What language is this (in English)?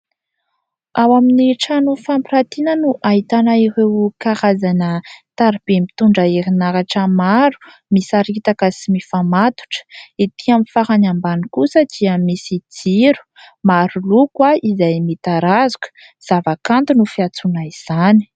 Malagasy